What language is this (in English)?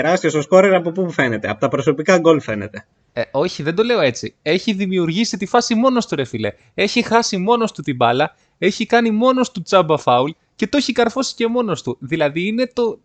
Greek